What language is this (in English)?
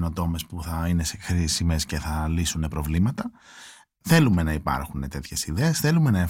Greek